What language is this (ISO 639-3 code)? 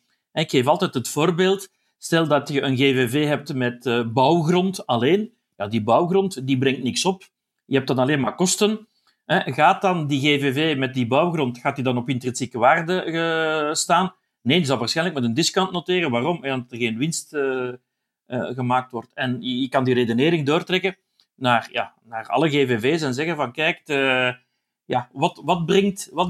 nld